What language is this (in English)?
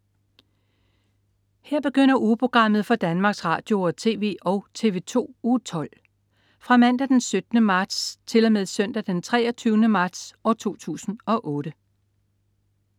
Danish